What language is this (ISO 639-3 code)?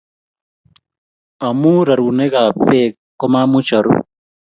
kln